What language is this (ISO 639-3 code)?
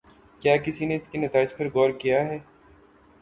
urd